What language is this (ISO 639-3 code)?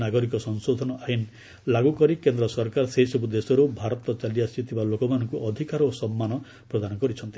ori